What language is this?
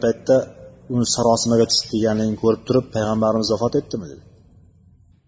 Bulgarian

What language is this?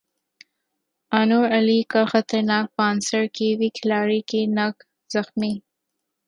Urdu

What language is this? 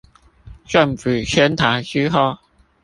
Chinese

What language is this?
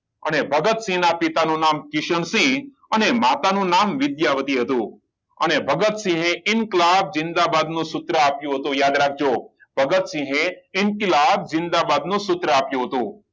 Gujarati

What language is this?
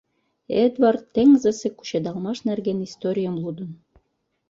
Mari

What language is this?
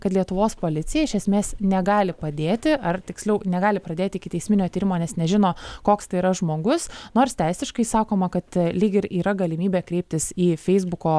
Lithuanian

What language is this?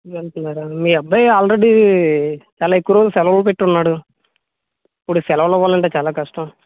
Telugu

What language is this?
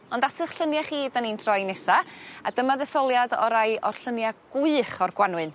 Welsh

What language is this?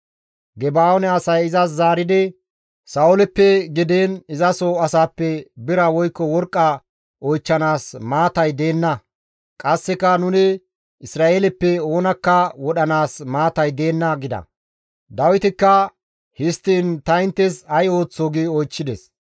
Gamo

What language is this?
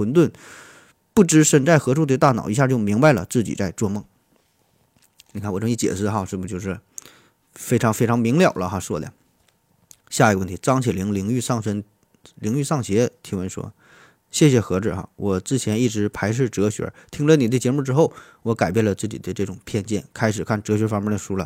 Chinese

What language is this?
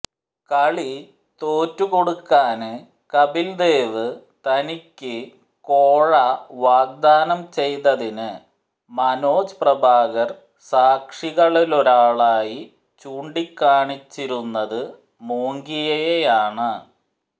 Malayalam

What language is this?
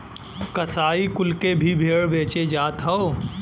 Bhojpuri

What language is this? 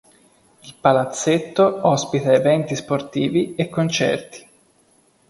Italian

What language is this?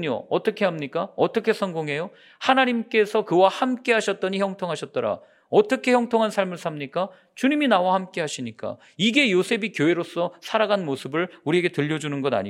Korean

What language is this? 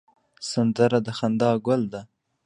Pashto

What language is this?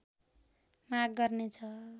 Nepali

